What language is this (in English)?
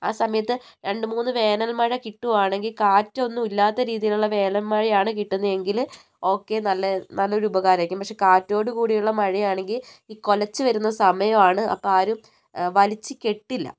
Malayalam